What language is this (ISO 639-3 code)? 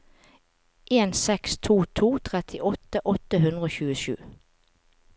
nor